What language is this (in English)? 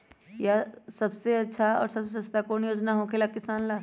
Magahi